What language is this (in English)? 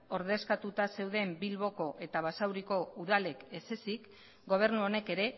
Basque